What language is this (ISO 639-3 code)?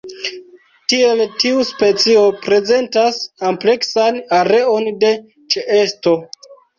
epo